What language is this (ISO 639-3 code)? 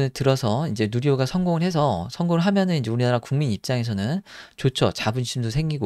kor